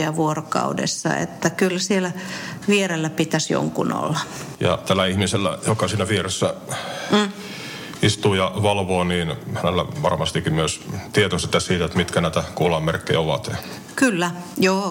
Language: Finnish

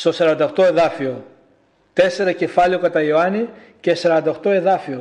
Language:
Greek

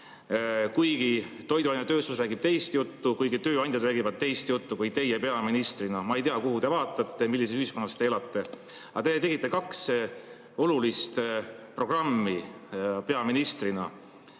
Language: Estonian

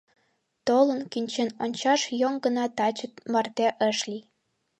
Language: Mari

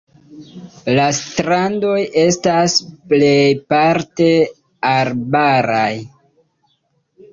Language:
Esperanto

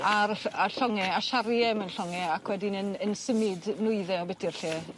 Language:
Welsh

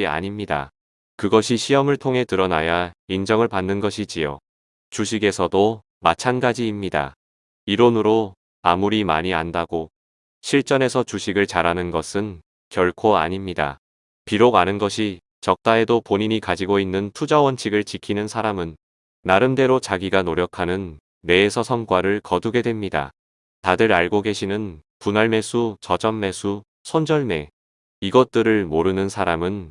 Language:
Korean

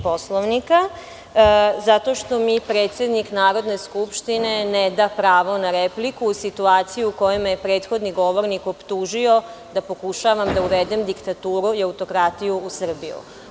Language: Serbian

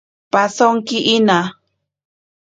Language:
Ashéninka Perené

